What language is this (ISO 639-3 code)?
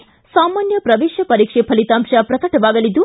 kan